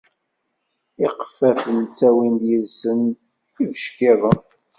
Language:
Kabyle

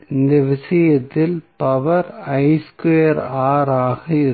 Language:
Tamil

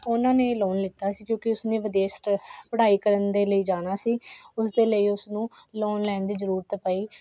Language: Punjabi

